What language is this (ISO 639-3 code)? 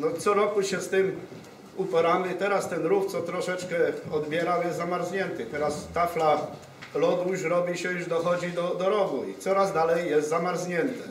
pol